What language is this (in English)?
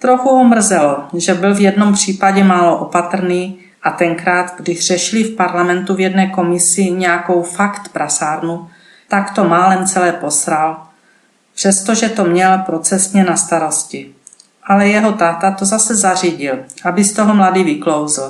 Czech